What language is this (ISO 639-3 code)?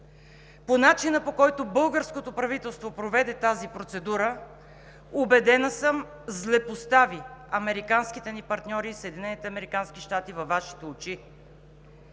bul